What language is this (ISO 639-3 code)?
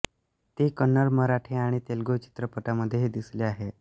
mar